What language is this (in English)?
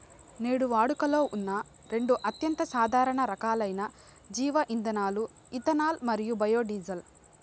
Telugu